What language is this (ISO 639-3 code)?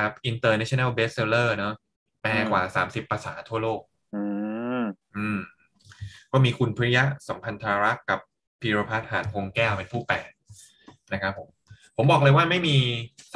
tha